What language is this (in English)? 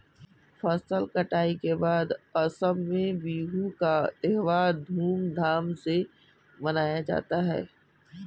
Hindi